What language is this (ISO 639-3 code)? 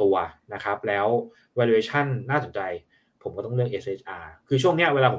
tha